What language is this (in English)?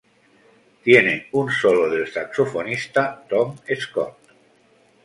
Spanish